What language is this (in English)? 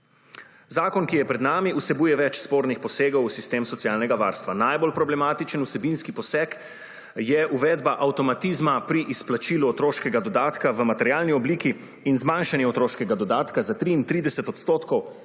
Slovenian